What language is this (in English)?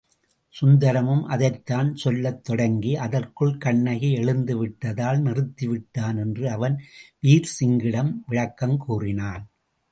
Tamil